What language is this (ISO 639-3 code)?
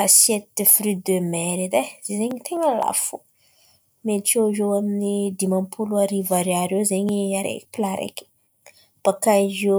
xmv